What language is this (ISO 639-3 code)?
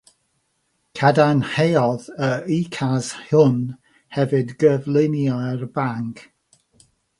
cym